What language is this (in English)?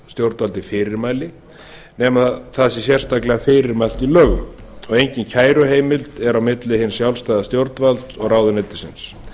Icelandic